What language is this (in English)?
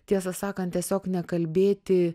Lithuanian